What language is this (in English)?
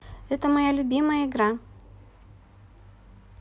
Russian